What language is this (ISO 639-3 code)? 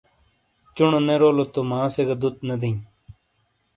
scl